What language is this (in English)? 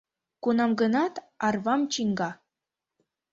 Mari